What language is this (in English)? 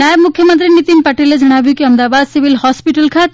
Gujarati